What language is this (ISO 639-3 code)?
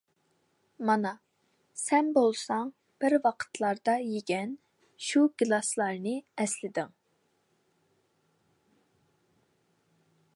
uig